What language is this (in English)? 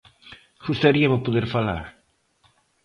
Galician